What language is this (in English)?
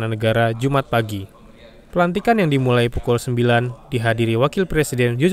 Indonesian